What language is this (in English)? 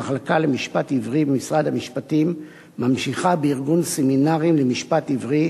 Hebrew